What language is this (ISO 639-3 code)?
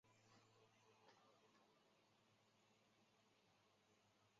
zho